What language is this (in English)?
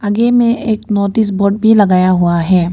Hindi